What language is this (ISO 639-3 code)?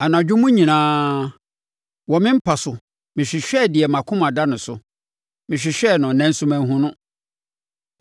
aka